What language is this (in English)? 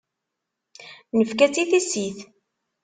Kabyle